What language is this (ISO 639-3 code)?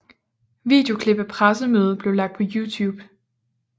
dan